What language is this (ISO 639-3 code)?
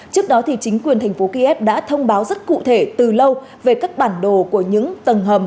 vie